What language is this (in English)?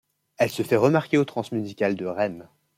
French